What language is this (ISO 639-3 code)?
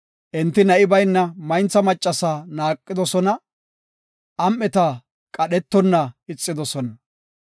gof